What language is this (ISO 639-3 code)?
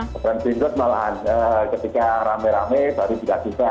ind